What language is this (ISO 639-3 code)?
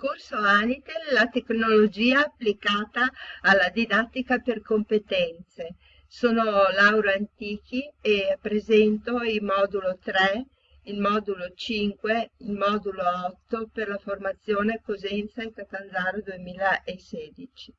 ita